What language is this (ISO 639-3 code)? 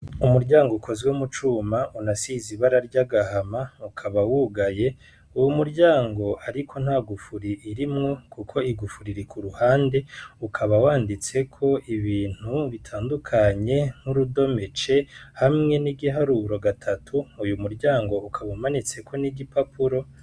run